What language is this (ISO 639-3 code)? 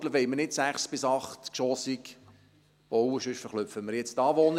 gsw